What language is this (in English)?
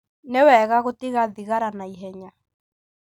Kikuyu